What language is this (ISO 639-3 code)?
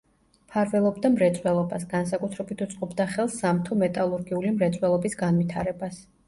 kat